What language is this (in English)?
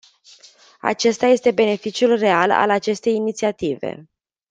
Romanian